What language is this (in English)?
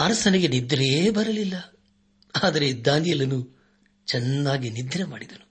Kannada